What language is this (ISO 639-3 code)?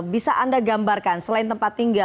ind